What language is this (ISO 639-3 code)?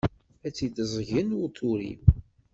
kab